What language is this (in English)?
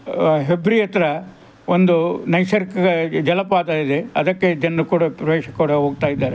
Kannada